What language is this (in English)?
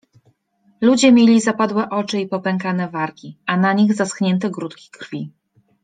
Polish